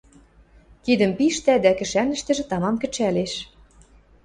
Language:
Western Mari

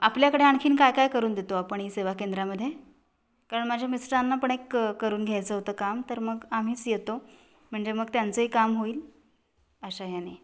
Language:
Marathi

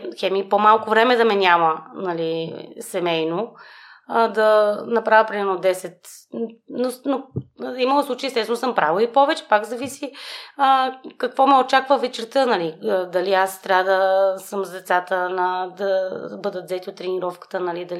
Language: Bulgarian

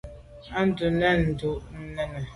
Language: Medumba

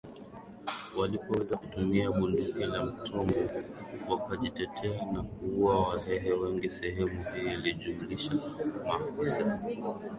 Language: Swahili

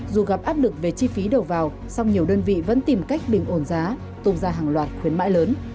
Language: Vietnamese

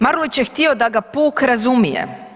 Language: Croatian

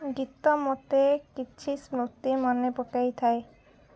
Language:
Odia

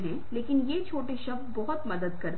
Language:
Hindi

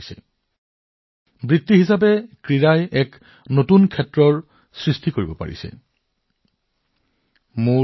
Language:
Assamese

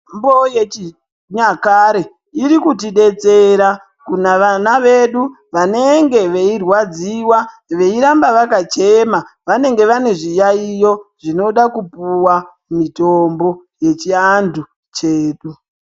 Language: Ndau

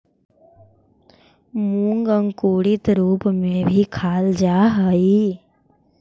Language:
Magahi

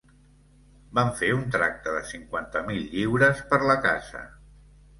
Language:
Catalan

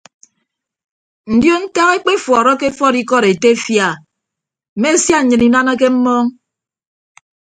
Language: Ibibio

